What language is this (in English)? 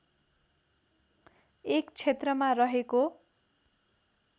Nepali